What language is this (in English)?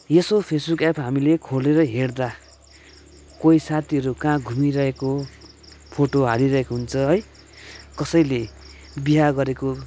Nepali